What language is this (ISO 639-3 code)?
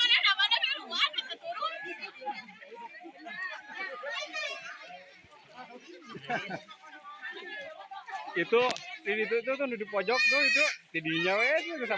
ind